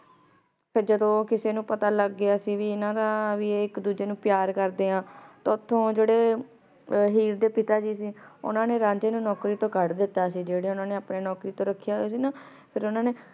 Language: Punjabi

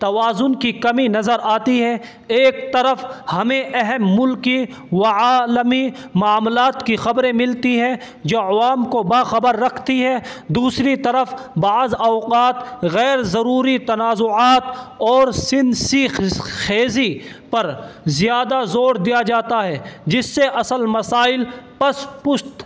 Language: Urdu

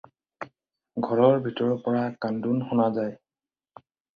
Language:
Assamese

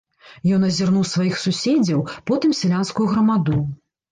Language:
Belarusian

